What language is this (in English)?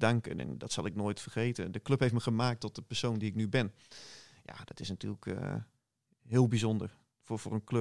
Dutch